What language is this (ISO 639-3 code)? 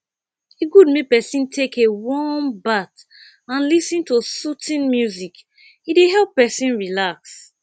pcm